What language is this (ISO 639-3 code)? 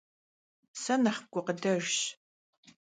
kbd